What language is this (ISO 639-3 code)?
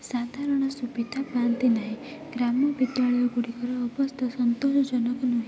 ori